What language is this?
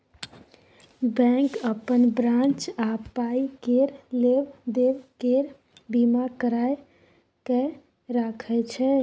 Maithili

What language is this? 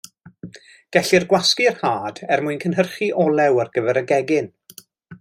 Welsh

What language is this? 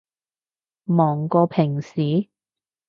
Cantonese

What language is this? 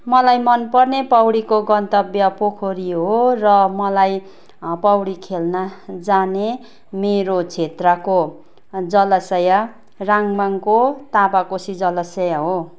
Nepali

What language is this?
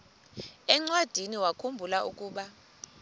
Xhosa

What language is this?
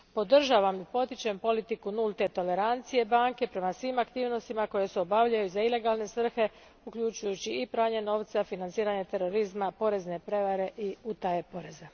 Croatian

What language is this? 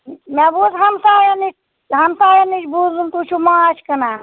Kashmiri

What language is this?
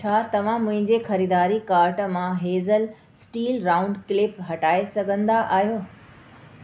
Sindhi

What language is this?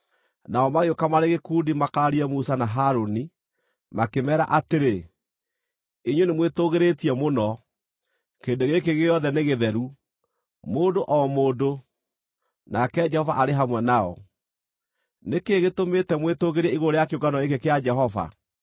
Kikuyu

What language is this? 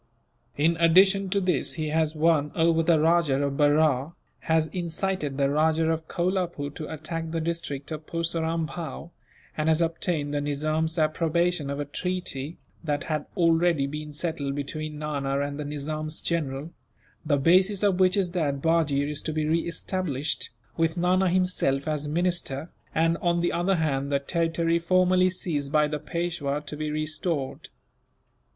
English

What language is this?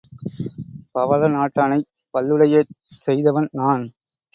Tamil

